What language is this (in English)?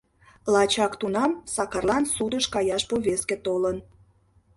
Mari